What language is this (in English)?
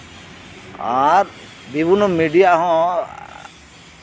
Santali